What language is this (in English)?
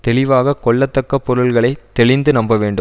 Tamil